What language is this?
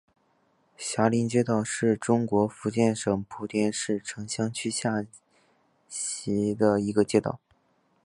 Chinese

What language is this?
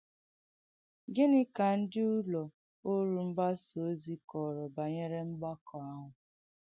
Igbo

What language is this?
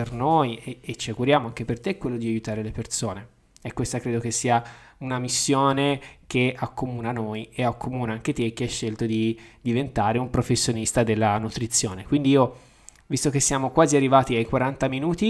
Italian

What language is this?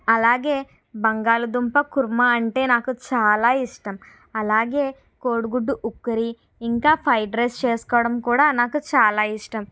Telugu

